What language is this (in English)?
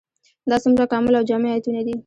Pashto